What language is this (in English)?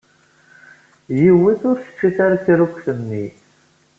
Kabyle